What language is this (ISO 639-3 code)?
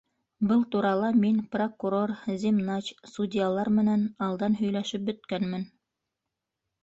bak